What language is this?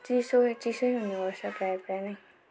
Nepali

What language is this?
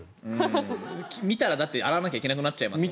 Japanese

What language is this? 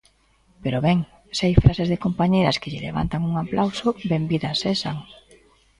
Galician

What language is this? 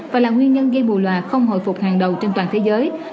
Vietnamese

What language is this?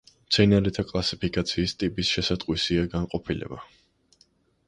Georgian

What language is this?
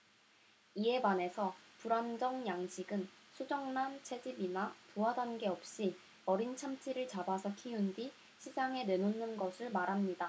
Korean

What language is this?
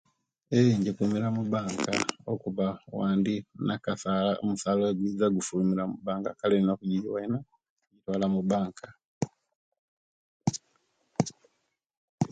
Kenyi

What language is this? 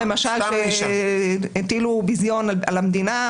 Hebrew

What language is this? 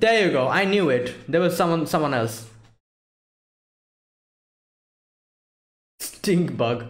English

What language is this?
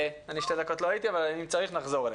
Hebrew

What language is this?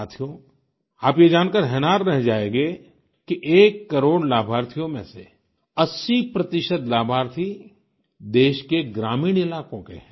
Hindi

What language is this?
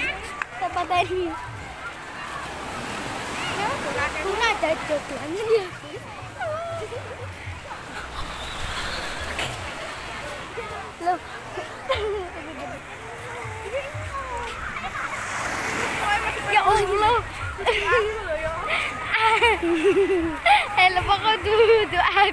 Indonesian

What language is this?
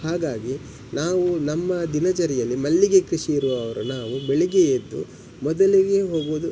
Kannada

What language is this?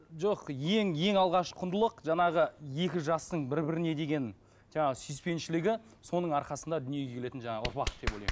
Kazakh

